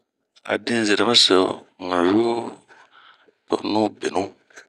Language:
Bomu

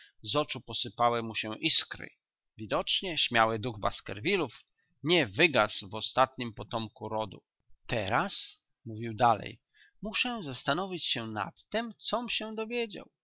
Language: Polish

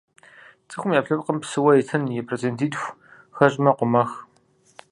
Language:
Kabardian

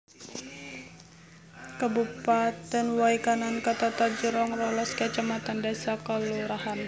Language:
Javanese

